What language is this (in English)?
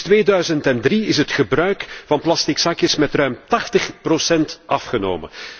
Dutch